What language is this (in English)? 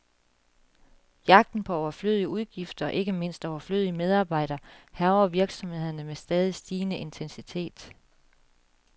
Danish